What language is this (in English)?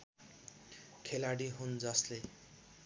Nepali